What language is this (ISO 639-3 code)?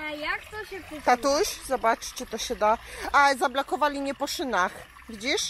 pol